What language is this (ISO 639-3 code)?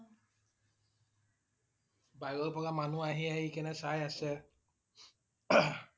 asm